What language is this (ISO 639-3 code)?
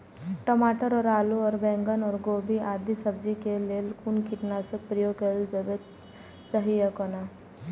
mai